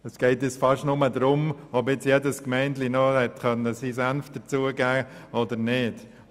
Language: Swiss German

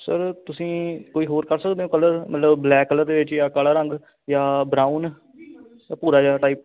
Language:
Punjabi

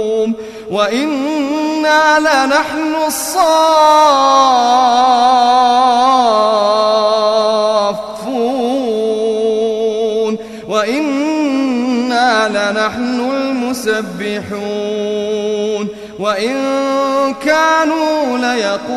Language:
Arabic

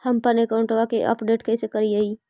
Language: Magahi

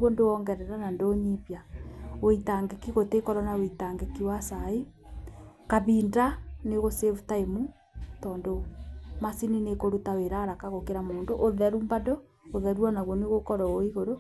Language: Kikuyu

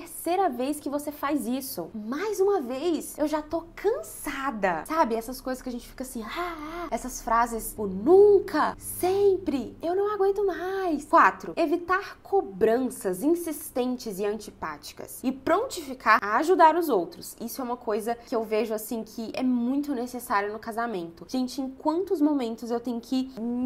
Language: Portuguese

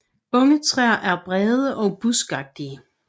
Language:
Danish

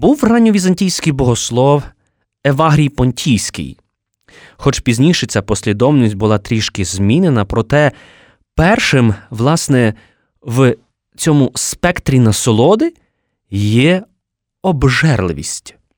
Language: Ukrainian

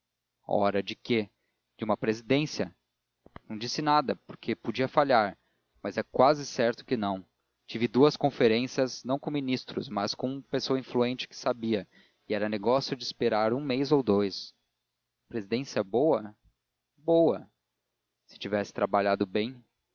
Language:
Portuguese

